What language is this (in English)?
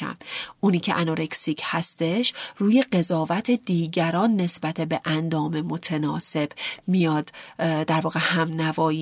Persian